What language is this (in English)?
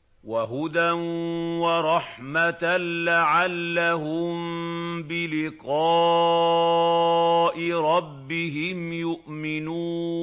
Arabic